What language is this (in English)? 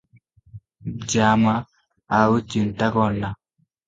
Odia